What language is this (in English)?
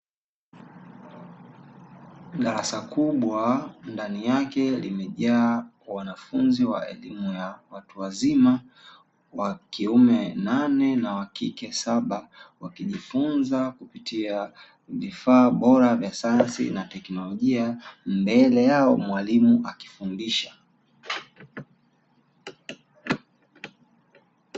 Swahili